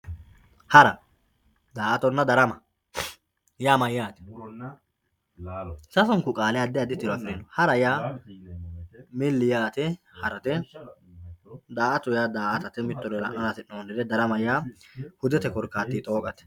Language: Sidamo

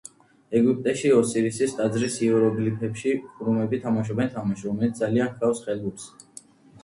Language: Georgian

